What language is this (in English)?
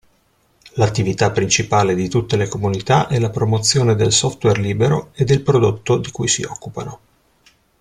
Italian